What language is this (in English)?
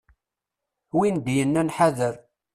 Kabyle